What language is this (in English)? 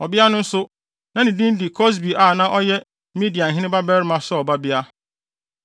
Akan